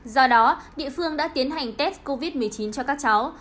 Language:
Vietnamese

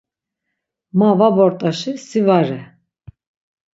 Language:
Laz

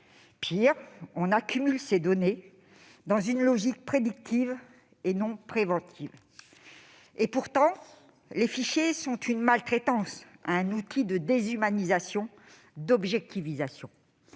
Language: French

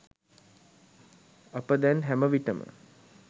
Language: Sinhala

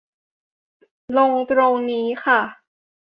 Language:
Thai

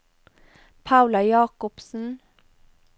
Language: Norwegian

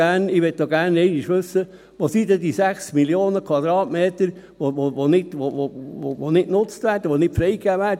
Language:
Swiss German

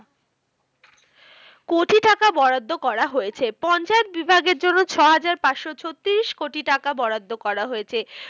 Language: Bangla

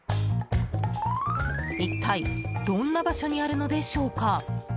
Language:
Japanese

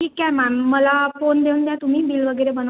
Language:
Marathi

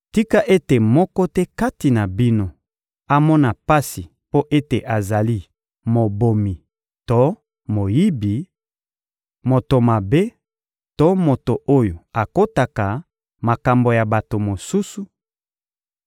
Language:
Lingala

